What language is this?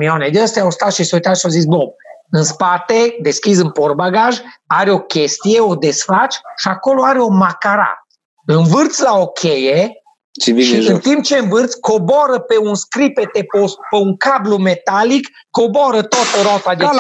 Romanian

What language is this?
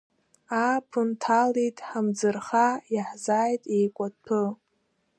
Abkhazian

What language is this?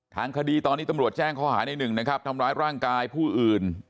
Thai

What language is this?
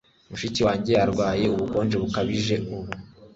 Kinyarwanda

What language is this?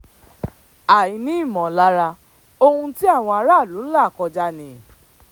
Yoruba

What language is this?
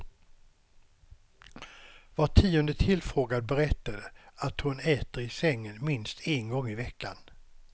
Swedish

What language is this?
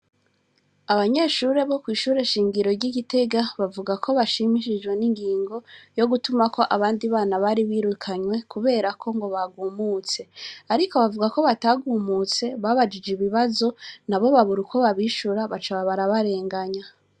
Rundi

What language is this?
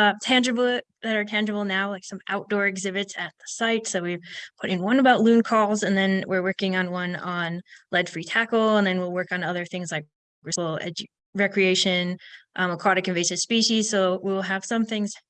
English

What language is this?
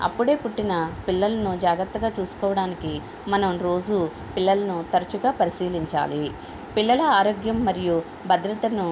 Telugu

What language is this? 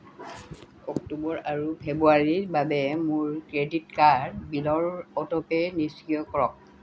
Assamese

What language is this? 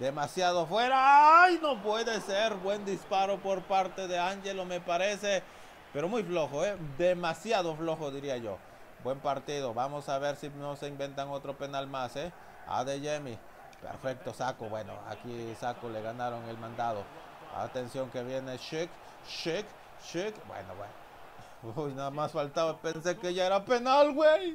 Spanish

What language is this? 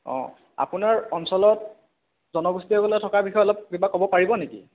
Assamese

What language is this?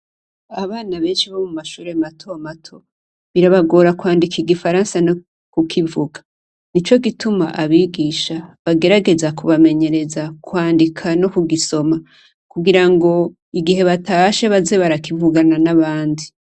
Rundi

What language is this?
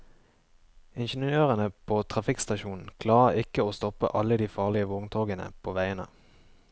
Norwegian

